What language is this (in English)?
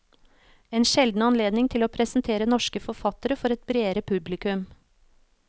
Norwegian